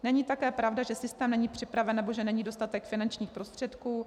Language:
Czech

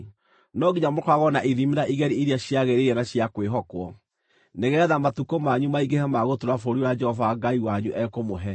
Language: Kikuyu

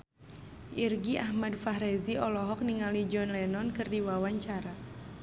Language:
Sundanese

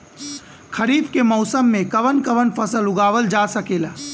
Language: Bhojpuri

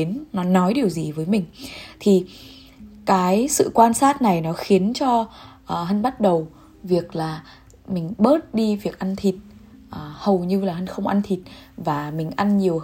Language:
Vietnamese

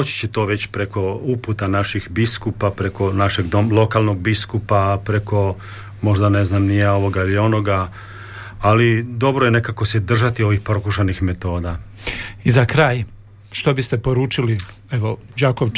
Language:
Croatian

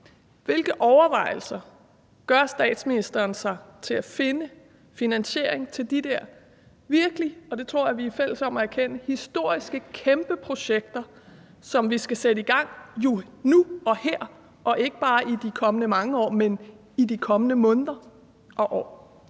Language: Danish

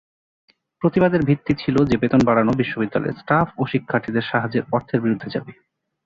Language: Bangla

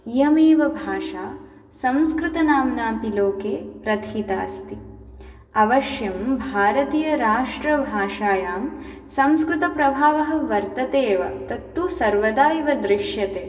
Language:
Sanskrit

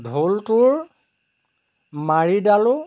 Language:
Assamese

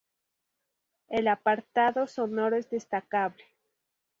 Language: Spanish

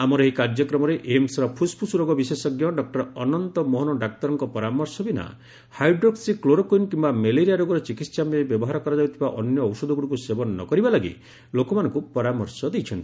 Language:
Odia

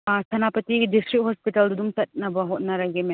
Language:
Manipuri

